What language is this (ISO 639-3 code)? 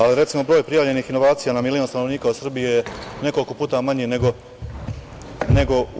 srp